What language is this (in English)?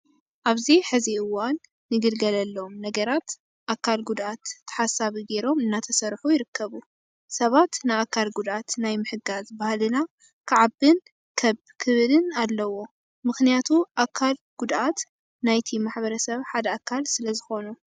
Tigrinya